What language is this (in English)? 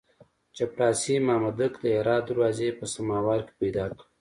Pashto